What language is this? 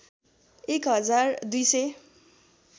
Nepali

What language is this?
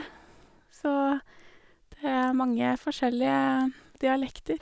Norwegian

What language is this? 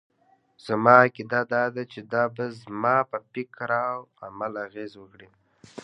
Pashto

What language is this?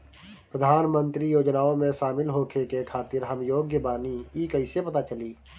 Bhojpuri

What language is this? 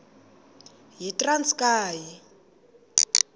Xhosa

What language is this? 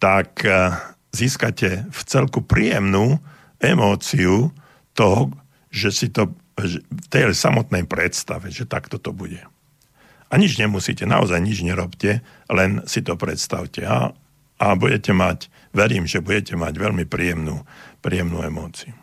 Slovak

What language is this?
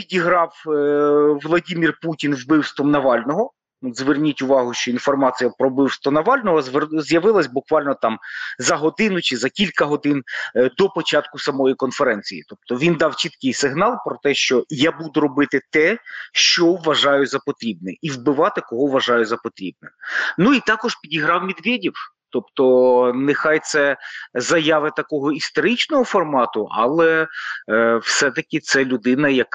Ukrainian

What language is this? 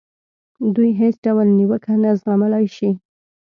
Pashto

